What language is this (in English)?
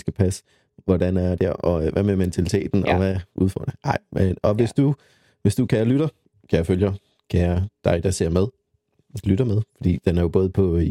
Danish